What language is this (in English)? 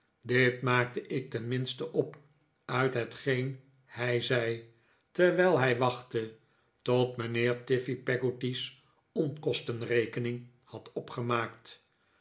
Dutch